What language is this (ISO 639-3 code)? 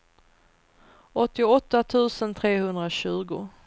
swe